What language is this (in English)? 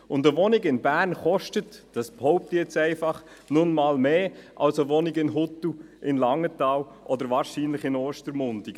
Swiss German